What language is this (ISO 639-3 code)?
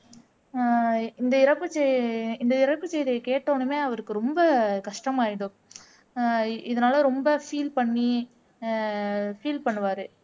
tam